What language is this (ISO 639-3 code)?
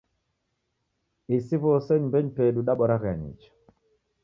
dav